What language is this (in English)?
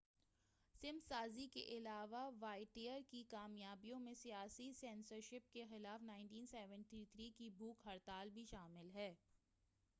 Urdu